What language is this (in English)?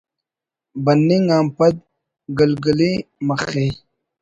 Brahui